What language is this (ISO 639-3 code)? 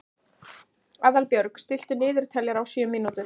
isl